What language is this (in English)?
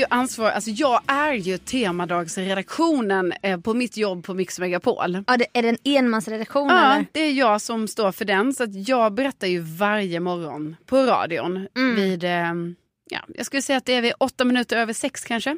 Swedish